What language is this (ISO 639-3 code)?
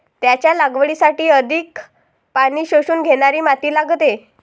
mar